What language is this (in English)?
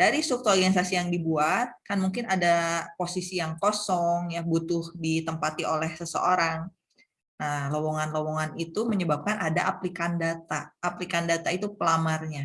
Indonesian